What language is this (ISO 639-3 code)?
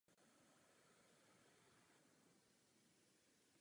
ces